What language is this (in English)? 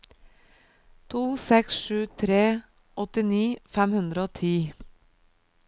Norwegian